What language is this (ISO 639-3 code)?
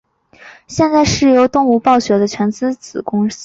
zho